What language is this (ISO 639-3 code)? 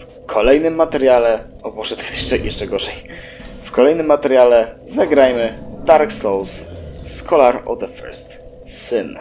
pol